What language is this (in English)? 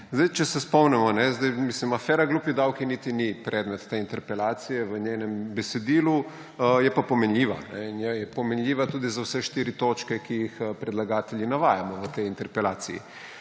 Slovenian